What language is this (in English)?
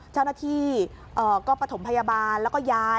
Thai